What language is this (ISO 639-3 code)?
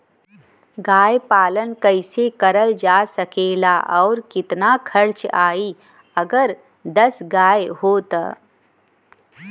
bho